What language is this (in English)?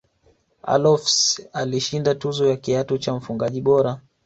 Swahili